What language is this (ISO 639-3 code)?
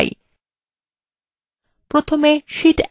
ben